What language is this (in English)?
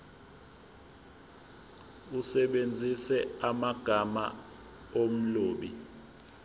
Zulu